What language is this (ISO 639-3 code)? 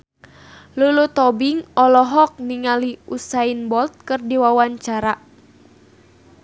sun